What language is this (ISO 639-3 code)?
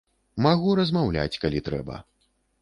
bel